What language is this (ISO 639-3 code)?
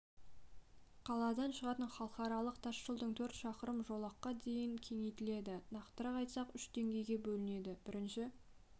kaz